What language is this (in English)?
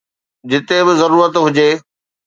Sindhi